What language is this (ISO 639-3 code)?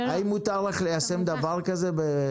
heb